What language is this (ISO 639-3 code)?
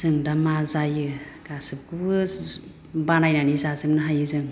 brx